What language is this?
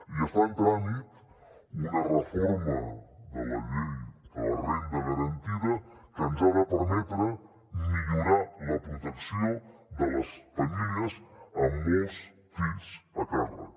Catalan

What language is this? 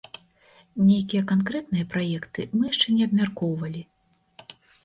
Belarusian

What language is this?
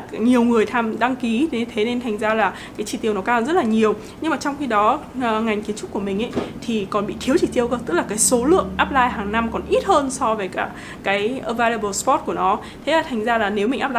Vietnamese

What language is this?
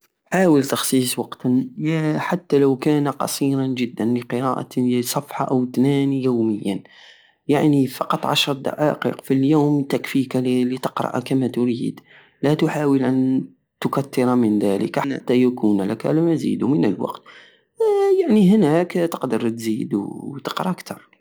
Algerian Saharan Arabic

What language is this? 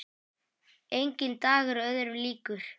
Icelandic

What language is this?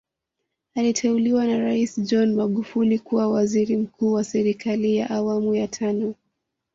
Swahili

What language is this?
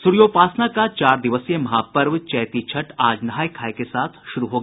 Hindi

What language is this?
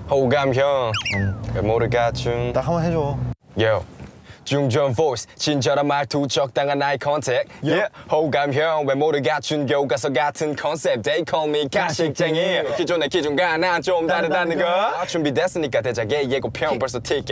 Korean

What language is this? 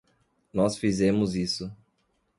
Portuguese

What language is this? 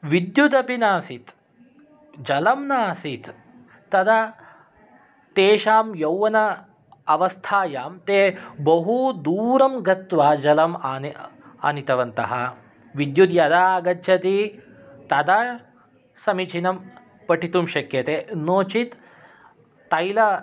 Sanskrit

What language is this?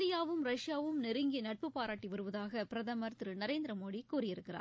Tamil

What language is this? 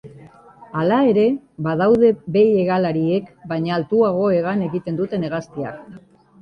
Basque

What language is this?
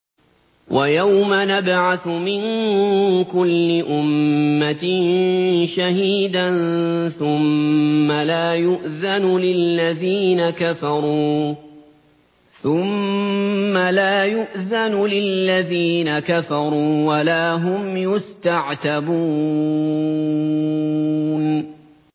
Arabic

